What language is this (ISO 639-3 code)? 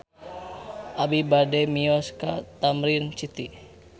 sun